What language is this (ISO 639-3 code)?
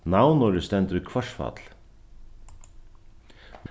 fao